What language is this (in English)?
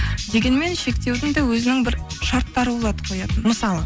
Kazakh